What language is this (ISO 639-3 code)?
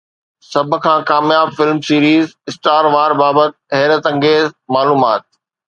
snd